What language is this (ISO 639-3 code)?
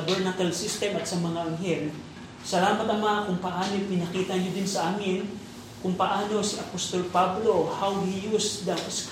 fil